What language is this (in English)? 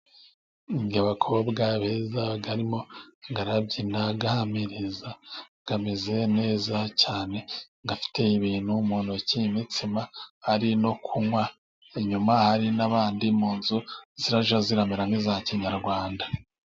Kinyarwanda